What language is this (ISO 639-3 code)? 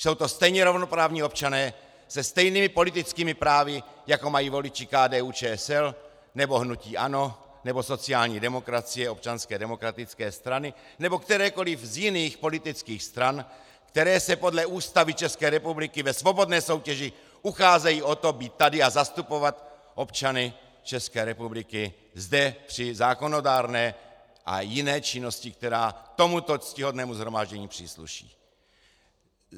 ces